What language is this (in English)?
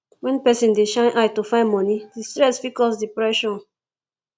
Nigerian Pidgin